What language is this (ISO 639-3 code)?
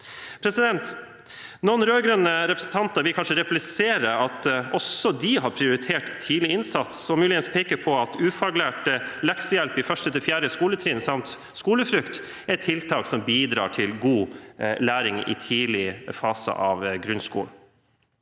nor